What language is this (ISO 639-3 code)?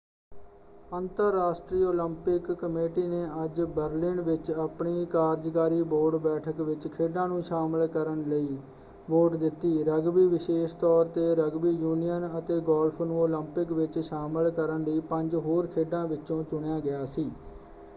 pan